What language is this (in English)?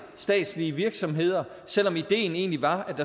Danish